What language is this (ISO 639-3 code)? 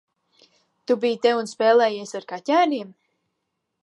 lav